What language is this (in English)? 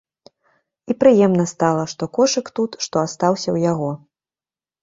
Belarusian